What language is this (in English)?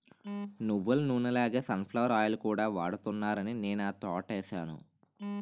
Telugu